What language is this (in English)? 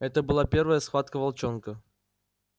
Russian